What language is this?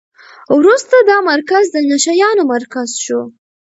Pashto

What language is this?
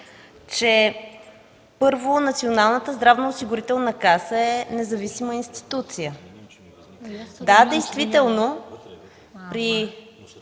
Bulgarian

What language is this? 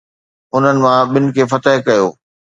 Sindhi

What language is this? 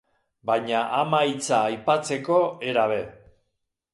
Basque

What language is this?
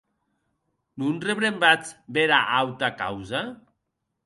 Occitan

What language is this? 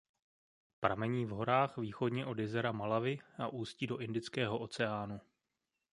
Czech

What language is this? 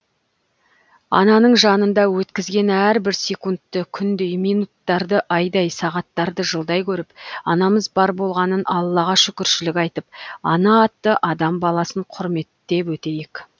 Kazakh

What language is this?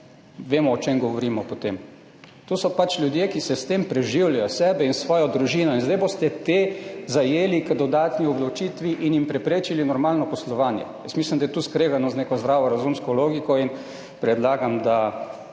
Slovenian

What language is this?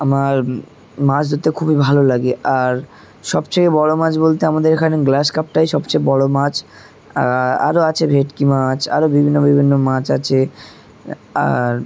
Bangla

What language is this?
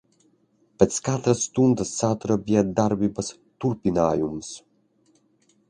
Latvian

